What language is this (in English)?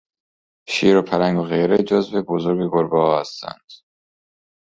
Persian